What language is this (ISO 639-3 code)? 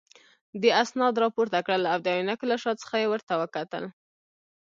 pus